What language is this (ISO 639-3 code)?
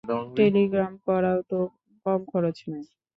ben